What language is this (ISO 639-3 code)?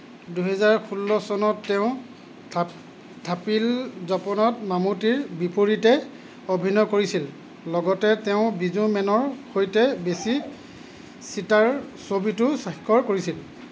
asm